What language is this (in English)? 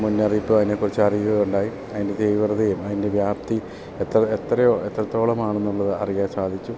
Malayalam